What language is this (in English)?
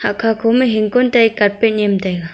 Wancho Naga